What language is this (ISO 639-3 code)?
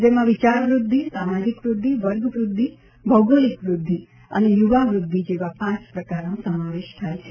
guj